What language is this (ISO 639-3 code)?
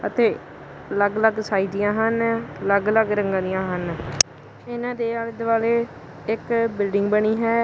pan